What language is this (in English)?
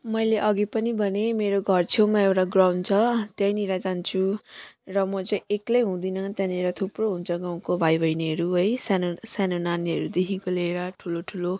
Nepali